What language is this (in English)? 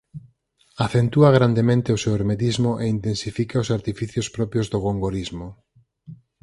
Galician